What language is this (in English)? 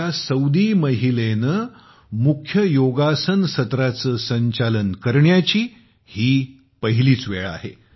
Marathi